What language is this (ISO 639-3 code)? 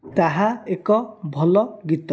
ori